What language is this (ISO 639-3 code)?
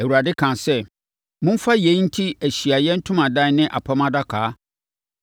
aka